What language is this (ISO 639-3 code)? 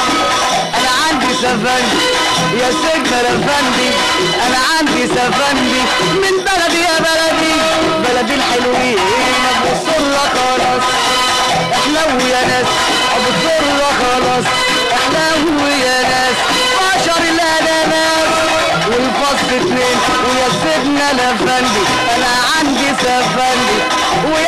ara